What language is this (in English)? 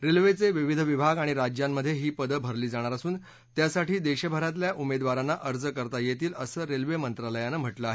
Marathi